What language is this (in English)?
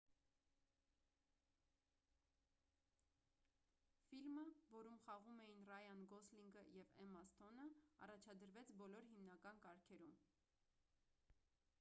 Armenian